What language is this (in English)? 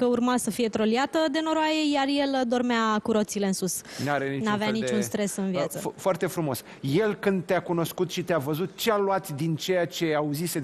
Romanian